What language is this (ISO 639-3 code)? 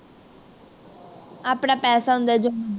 pan